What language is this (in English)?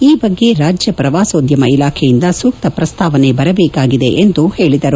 Kannada